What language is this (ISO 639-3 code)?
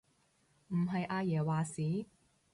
yue